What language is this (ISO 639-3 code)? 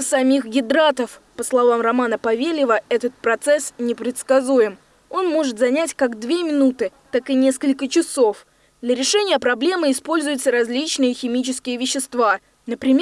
rus